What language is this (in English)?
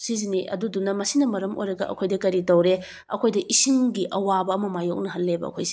Manipuri